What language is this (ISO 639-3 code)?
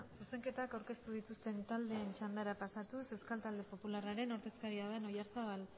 eus